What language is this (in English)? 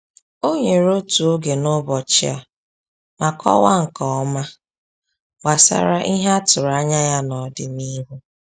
Igbo